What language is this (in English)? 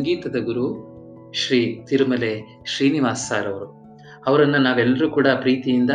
Kannada